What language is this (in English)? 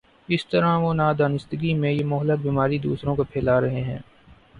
Urdu